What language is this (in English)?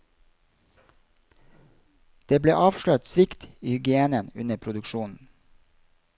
Norwegian